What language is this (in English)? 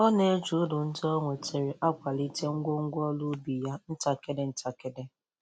Igbo